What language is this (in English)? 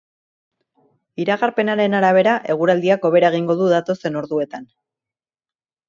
Basque